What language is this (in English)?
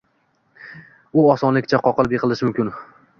Uzbek